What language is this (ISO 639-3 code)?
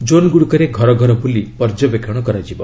ori